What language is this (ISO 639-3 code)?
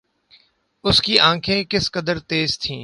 urd